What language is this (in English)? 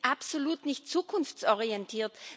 German